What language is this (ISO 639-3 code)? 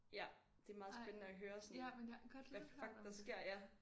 dan